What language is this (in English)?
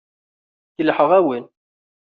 Kabyle